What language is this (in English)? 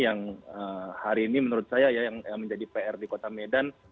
Indonesian